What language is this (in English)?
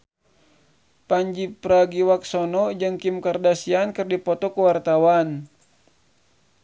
Sundanese